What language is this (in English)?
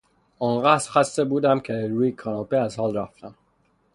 Persian